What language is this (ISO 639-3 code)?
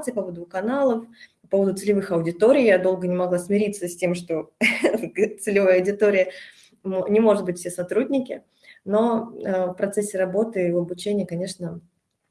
rus